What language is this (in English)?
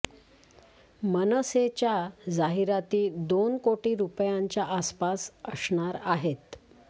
Marathi